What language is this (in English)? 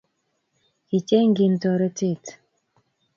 Kalenjin